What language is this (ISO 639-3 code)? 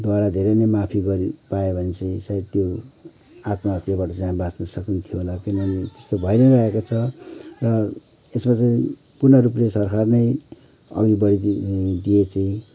nep